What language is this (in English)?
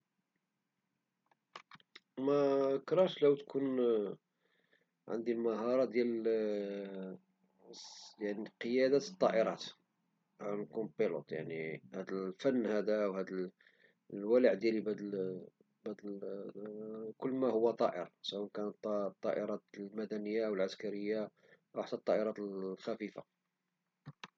Moroccan Arabic